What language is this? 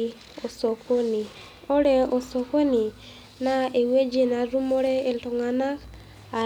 Masai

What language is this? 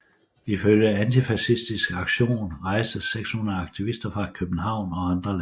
Danish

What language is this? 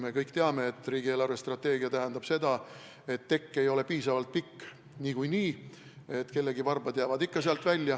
Estonian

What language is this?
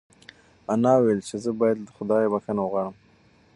Pashto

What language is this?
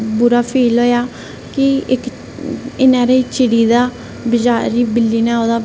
Dogri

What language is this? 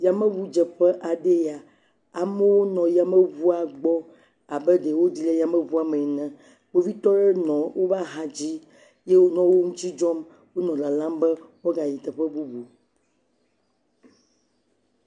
Ewe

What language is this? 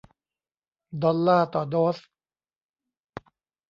Thai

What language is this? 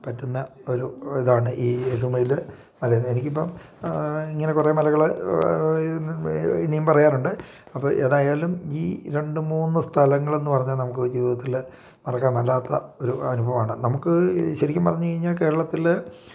Malayalam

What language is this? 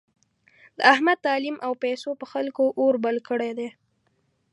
Pashto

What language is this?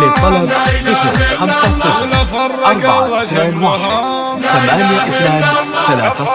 Arabic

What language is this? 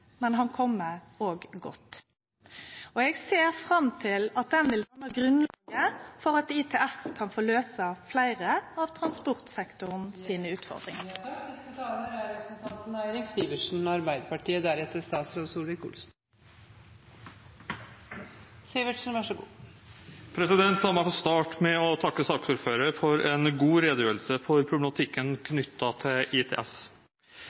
Norwegian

